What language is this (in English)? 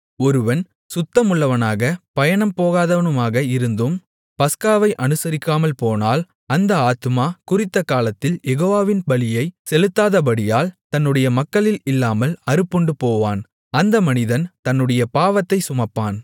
Tamil